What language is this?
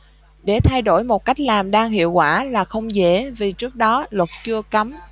Vietnamese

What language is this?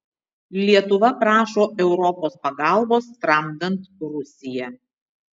Lithuanian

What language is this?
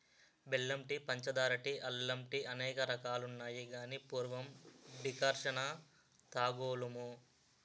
Telugu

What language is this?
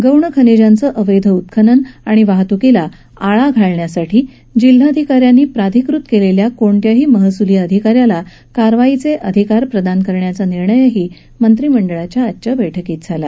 Marathi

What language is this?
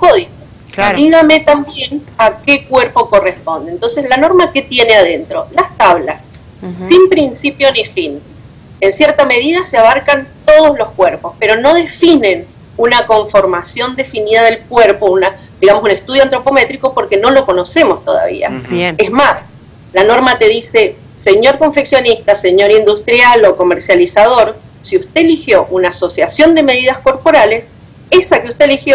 Spanish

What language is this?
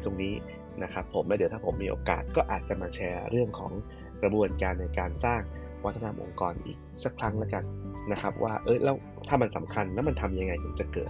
Thai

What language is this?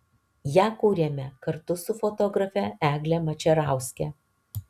Lithuanian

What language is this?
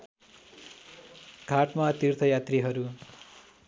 Nepali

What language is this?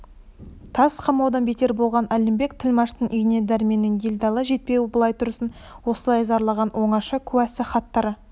Kazakh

